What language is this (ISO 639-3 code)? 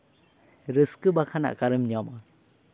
sat